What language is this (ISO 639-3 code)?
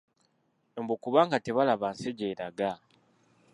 lug